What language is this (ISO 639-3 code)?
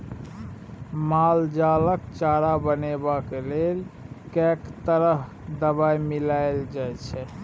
mai